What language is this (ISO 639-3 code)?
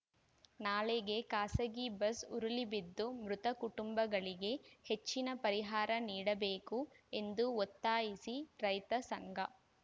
kan